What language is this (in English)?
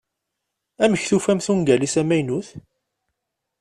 Kabyle